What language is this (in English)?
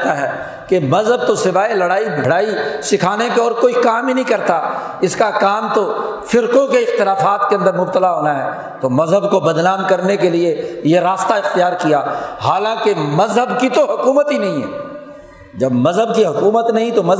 Urdu